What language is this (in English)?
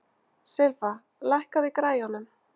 Icelandic